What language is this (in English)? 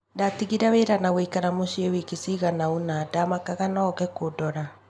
Kikuyu